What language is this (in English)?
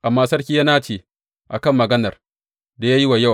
Hausa